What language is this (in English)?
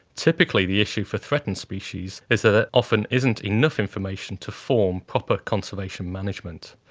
English